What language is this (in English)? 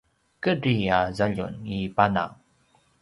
Paiwan